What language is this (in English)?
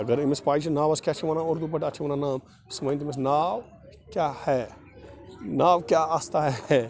Kashmiri